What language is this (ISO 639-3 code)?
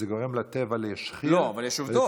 heb